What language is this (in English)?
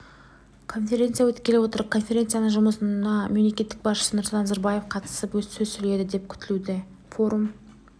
Kazakh